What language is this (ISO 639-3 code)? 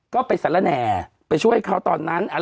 tha